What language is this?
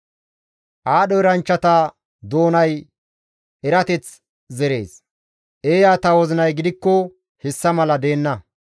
Gamo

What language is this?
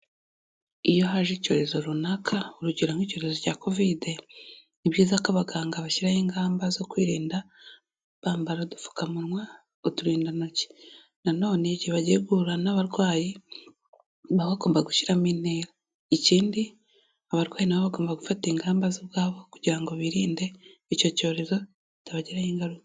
Kinyarwanda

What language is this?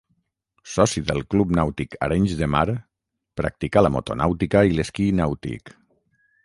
Catalan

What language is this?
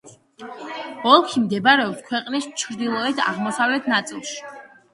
Georgian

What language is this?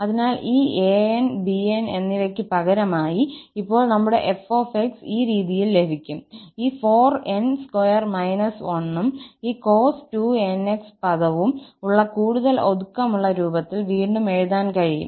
Malayalam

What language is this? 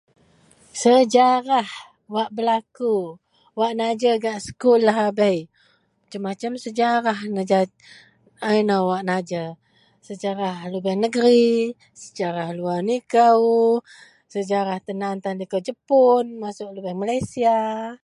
Central Melanau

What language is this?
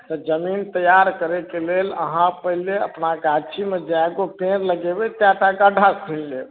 Maithili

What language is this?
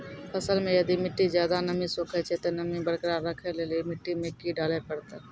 Maithili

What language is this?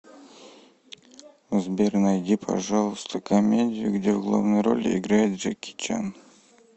Russian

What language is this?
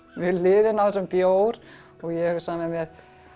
Icelandic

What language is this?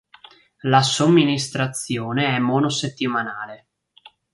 Italian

